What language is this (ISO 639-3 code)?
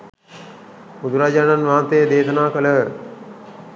sin